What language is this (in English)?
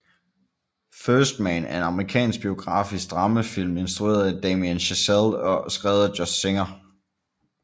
Danish